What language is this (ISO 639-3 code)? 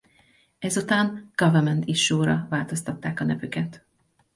hun